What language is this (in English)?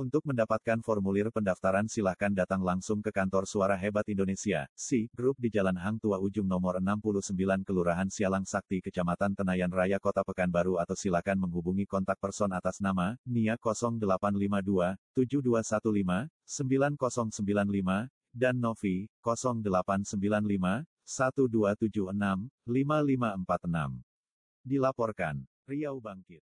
Indonesian